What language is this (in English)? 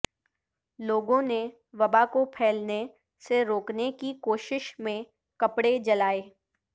Urdu